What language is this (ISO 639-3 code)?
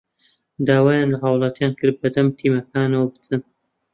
ckb